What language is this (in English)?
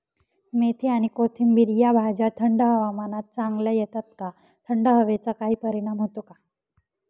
Marathi